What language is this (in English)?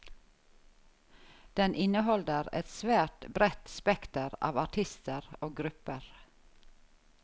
Norwegian